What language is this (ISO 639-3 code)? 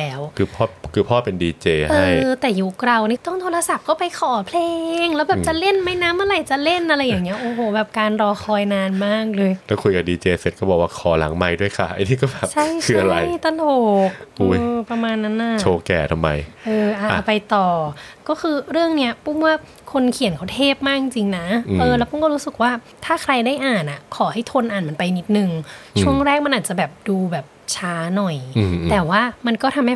tha